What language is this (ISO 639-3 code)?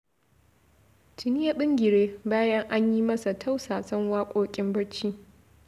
hau